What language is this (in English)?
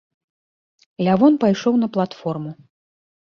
Belarusian